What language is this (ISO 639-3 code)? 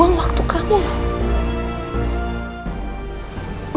ind